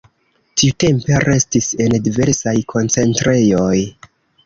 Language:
Esperanto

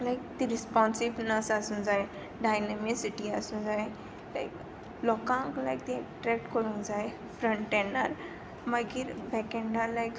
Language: Konkani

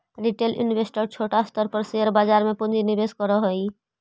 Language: Magahi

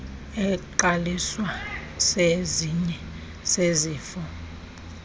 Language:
Xhosa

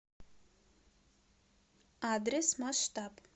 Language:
Russian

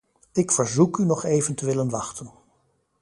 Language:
Dutch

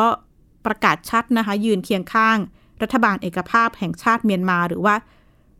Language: Thai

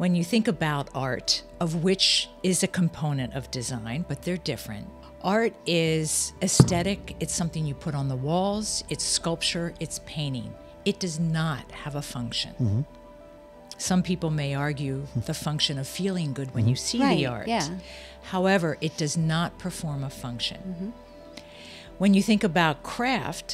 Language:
English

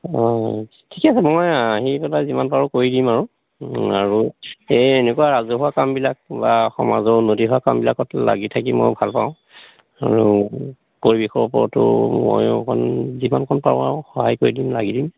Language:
Assamese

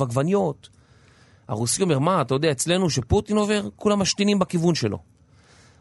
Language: Hebrew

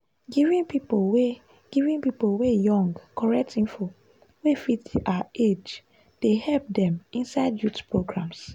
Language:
Nigerian Pidgin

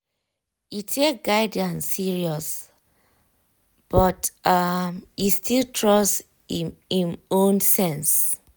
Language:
Nigerian Pidgin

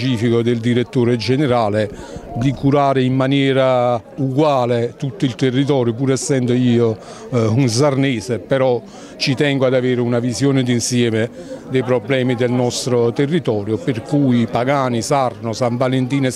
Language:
Italian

